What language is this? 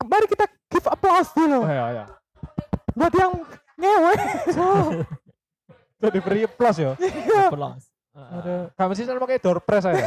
Indonesian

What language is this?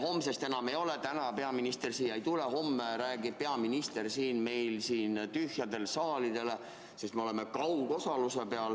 Estonian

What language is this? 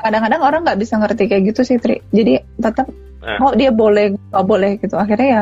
Indonesian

